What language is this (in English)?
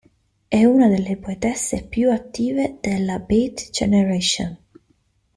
Italian